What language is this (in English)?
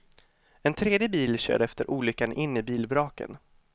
Swedish